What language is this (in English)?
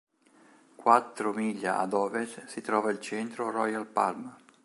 Italian